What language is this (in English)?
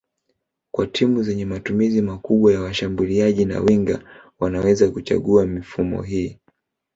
Swahili